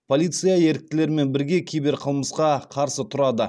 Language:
Kazakh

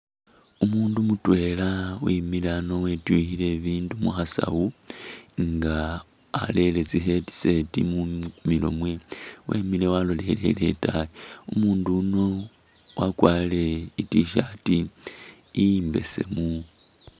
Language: Masaaba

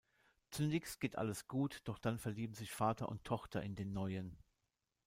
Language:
German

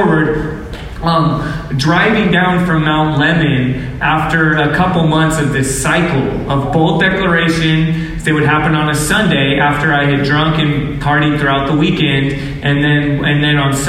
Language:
English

